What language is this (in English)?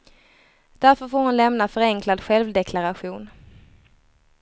Swedish